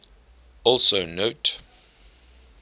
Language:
English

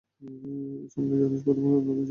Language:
Bangla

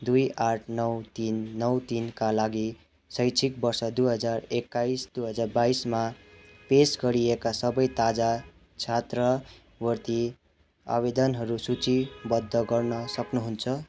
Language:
Nepali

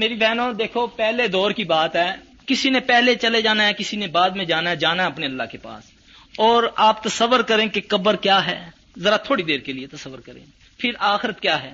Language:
Urdu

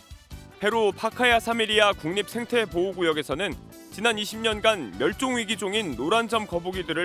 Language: Korean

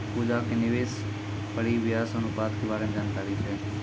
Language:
Maithili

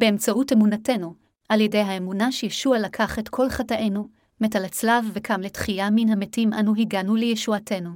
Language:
Hebrew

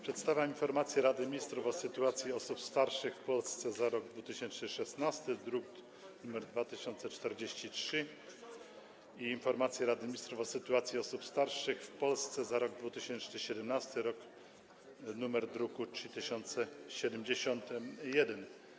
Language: Polish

